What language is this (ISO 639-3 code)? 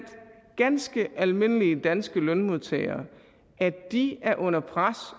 dan